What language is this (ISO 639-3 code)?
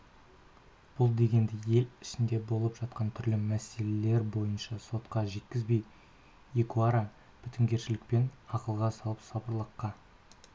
kaz